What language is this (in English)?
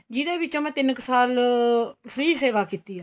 Punjabi